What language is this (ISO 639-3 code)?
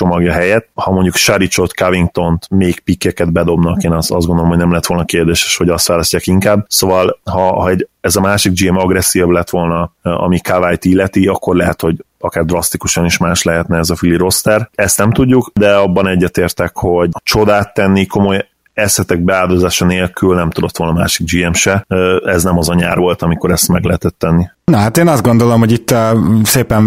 hun